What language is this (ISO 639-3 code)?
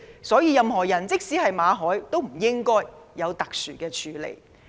yue